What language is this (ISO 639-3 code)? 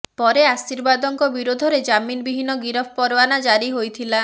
ori